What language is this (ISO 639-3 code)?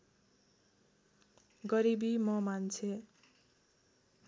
nep